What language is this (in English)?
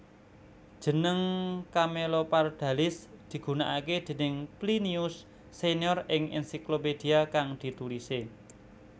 Javanese